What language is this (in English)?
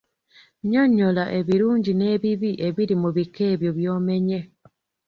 Ganda